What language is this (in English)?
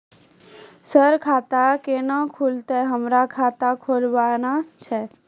Maithili